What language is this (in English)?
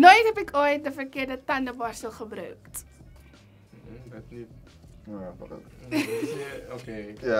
Dutch